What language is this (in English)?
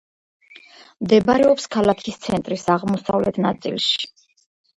Georgian